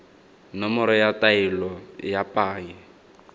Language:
Tswana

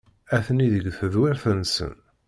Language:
Kabyle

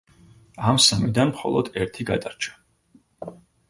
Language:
Georgian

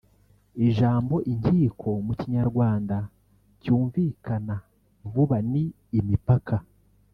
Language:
Kinyarwanda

